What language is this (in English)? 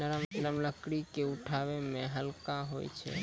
Maithili